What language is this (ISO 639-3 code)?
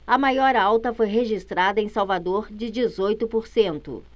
por